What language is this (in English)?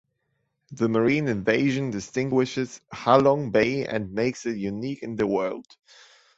English